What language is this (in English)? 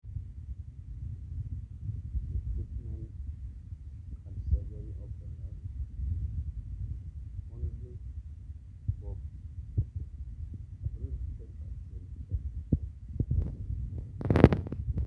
Masai